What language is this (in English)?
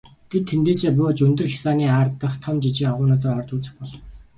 Mongolian